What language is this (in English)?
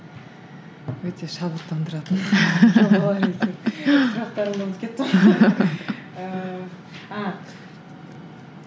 Kazakh